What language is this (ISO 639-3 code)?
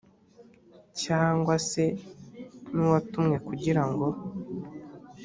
kin